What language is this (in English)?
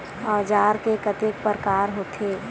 Chhattisgarhi